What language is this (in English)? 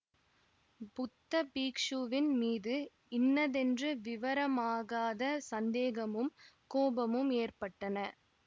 Tamil